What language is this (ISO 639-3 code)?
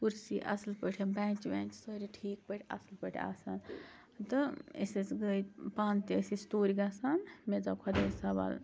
kas